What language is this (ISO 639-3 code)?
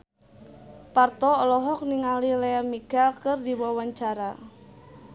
sun